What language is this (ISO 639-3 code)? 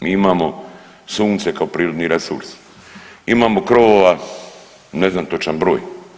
hrv